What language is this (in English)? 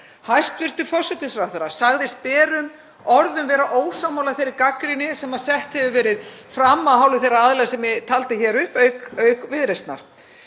Icelandic